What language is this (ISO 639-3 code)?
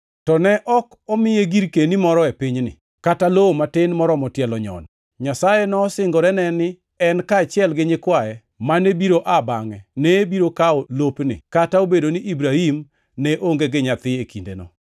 luo